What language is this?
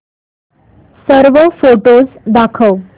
Marathi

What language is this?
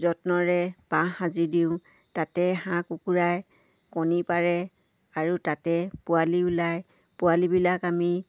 Assamese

